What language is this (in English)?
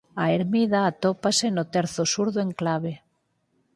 Galician